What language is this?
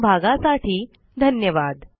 Marathi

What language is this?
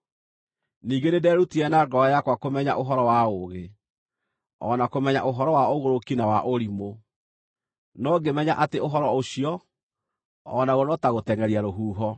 Kikuyu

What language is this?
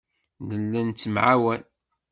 Kabyle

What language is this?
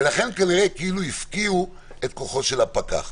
Hebrew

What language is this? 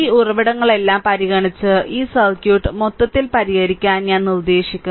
Malayalam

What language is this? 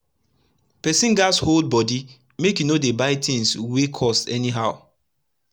Nigerian Pidgin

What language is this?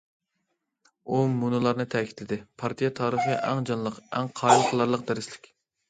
Uyghur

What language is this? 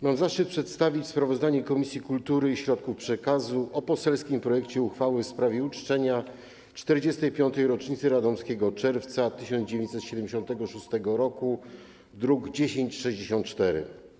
Polish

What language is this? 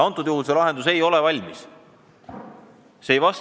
Estonian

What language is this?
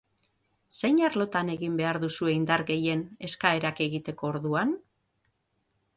Basque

